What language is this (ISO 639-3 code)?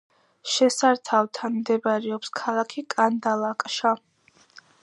kat